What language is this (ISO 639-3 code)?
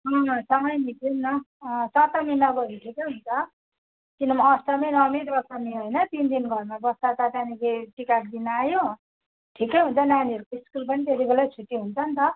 nep